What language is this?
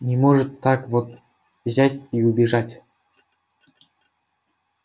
Russian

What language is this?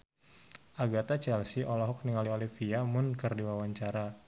Sundanese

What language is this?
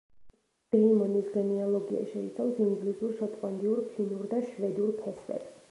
Georgian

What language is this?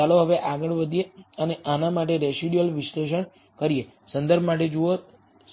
Gujarati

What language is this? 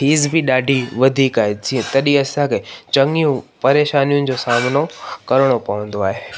Sindhi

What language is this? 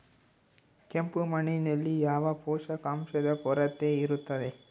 Kannada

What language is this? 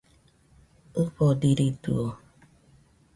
Nüpode Huitoto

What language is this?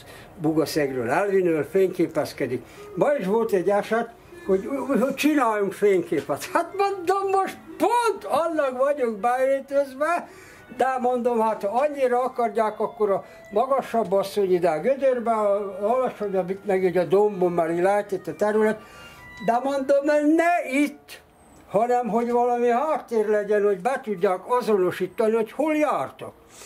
Hungarian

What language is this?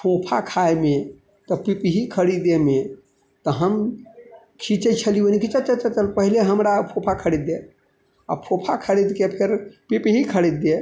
Maithili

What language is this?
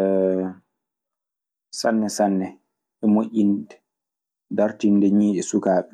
Maasina Fulfulde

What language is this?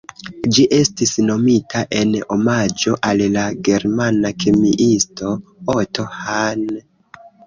Esperanto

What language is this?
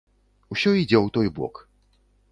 Belarusian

